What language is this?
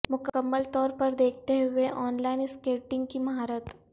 Urdu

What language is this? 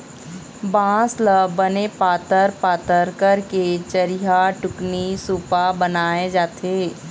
Chhattisgarhi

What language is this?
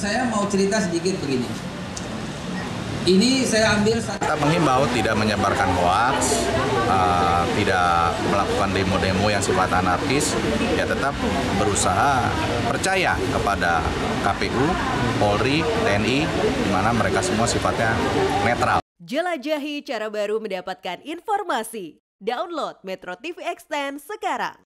Indonesian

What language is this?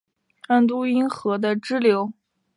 Chinese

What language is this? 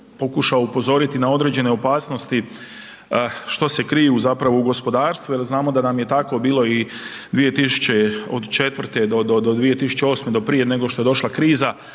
Croatian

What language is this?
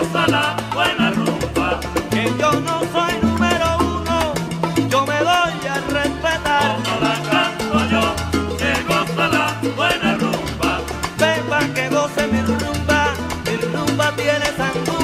Thai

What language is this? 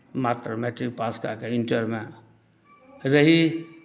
Maithili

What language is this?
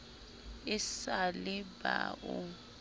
Southern Sotho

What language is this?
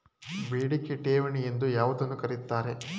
Kannada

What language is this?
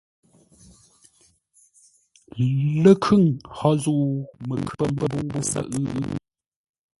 Ngombale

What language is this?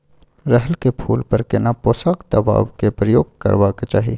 Maithili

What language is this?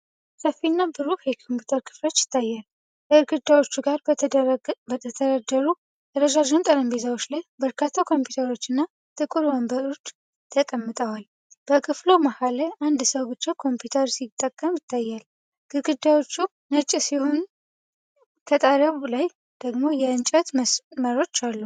Amharic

